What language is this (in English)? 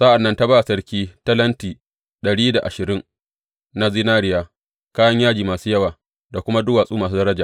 Hausa